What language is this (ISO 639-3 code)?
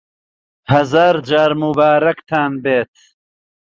ckb